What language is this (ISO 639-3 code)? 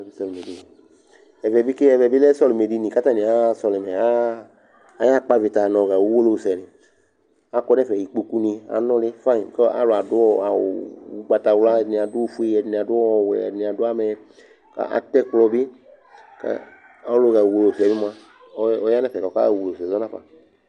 kpo